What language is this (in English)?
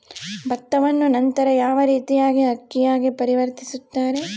Kannada